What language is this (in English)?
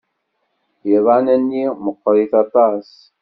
Kabyle